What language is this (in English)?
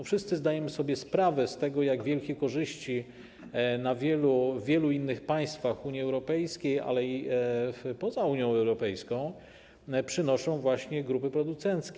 Polish